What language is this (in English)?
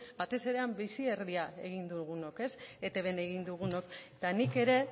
Basque